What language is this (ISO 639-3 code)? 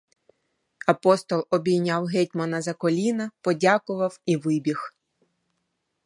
ukr